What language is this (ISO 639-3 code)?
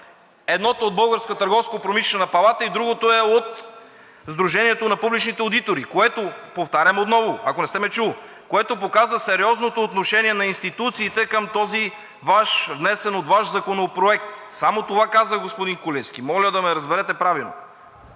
bul